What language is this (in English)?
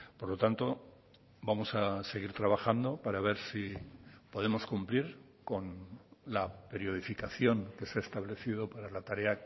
Spanish